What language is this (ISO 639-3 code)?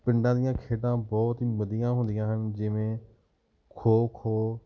pan